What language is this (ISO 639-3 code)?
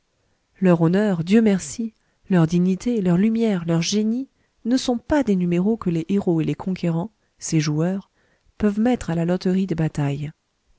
fra